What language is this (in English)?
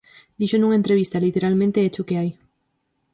Galician